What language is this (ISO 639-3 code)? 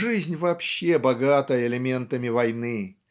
rus